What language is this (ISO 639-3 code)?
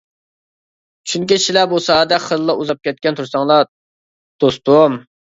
uig